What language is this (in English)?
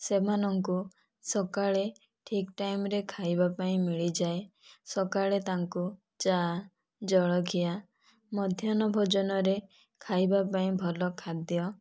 Odia